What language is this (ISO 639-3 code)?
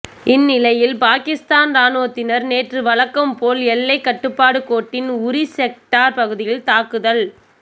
tam